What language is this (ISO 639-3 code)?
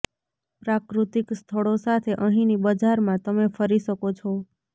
guj